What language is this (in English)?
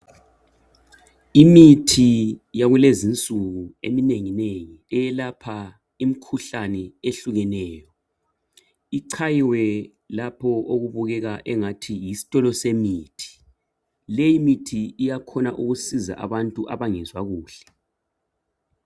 North Ndebele